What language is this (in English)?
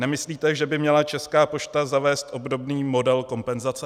Czech